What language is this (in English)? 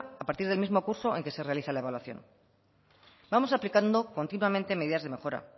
Spanish